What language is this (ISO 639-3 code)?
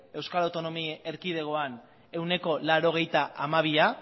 eus